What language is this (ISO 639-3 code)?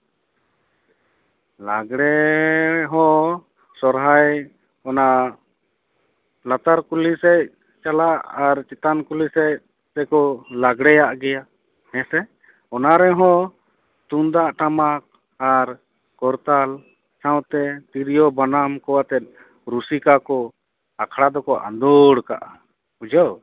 sat